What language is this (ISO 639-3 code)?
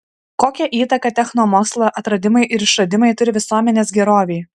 lit